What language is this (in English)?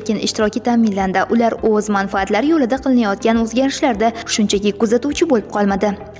Turkish